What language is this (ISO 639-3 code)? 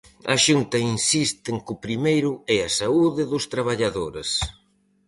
glg